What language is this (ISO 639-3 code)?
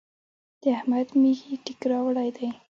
pus